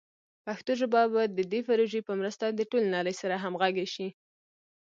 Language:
Pashto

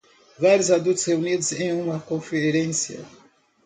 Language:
Portuguese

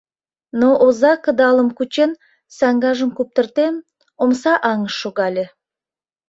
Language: Mari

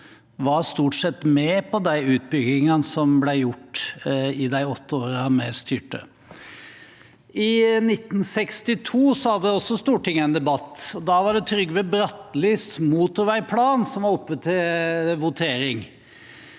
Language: Norwegian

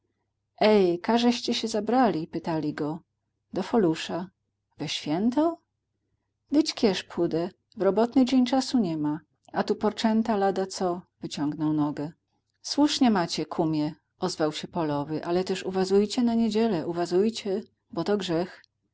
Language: Polish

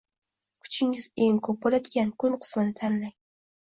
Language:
Uzbek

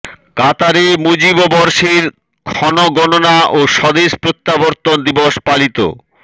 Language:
Bangla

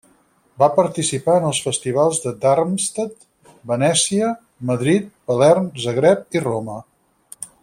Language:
Catalan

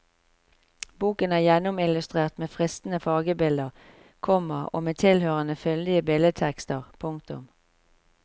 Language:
Norwegian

